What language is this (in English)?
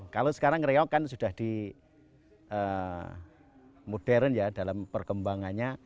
Indonesian